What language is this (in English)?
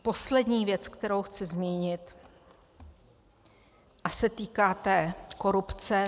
Czech